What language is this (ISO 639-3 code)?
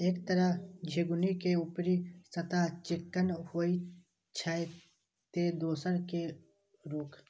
mai